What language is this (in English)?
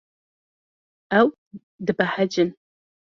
Kurdish